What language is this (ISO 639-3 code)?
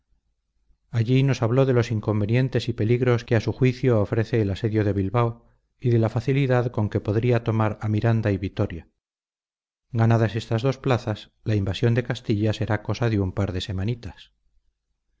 spa